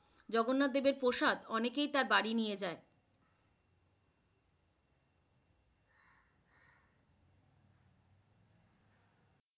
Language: Bangla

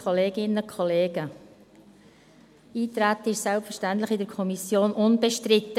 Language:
Swiss German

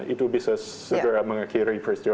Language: Indonesian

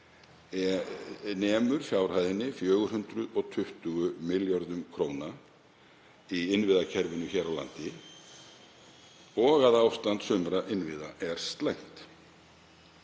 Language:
Icelandic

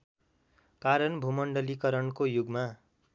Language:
Nepali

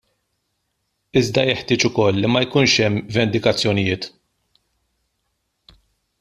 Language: Maltese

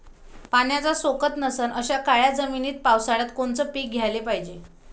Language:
Marathi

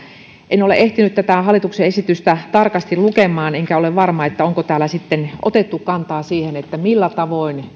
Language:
Finnish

